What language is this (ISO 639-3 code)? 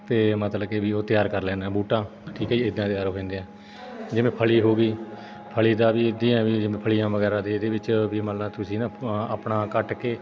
pan